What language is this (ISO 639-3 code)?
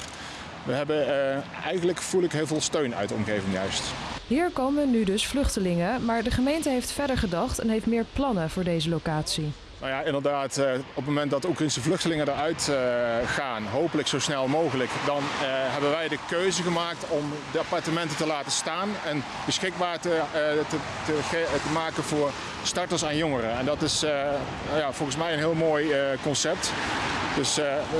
nld